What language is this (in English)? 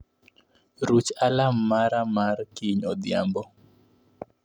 Luo (Kenya and Tanzania)